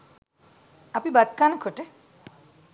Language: Sinhala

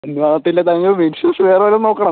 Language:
Malayalam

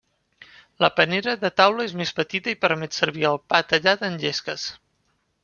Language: Catalan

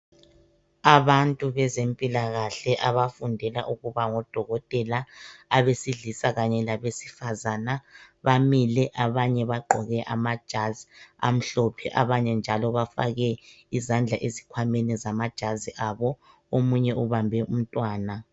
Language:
North Ndebele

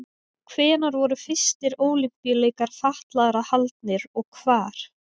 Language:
Icelandic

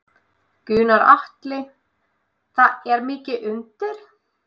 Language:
Icelandic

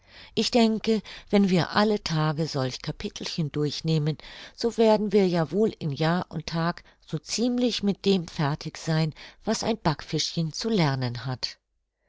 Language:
German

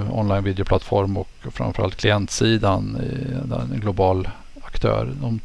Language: Swedish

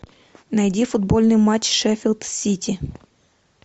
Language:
Russian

